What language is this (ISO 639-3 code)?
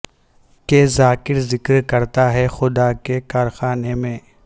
urd